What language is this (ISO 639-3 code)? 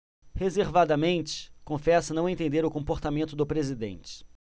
por